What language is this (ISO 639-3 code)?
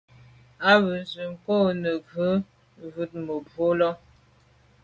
byv